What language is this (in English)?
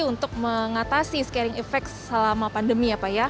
Indonesian